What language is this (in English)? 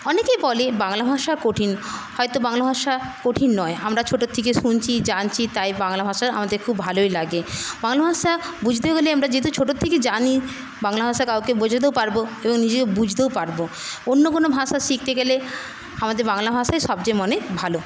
Bangla